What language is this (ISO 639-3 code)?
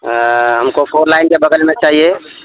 urd